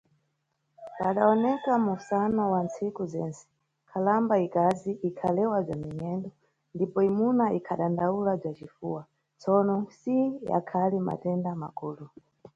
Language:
Nyungwe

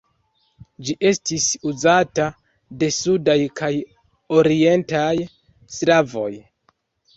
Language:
Esperanto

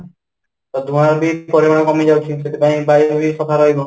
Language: Odia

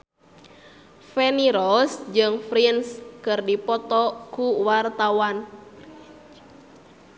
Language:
Sundanese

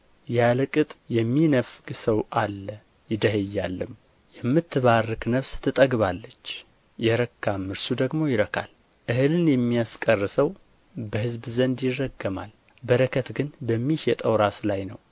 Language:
Amharic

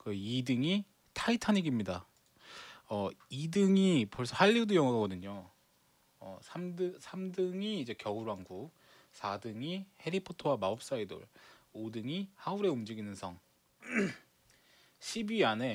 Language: Korean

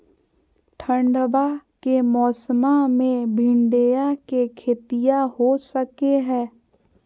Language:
Magahi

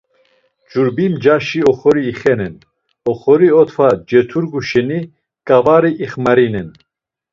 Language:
Laz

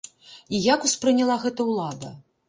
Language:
Belarusian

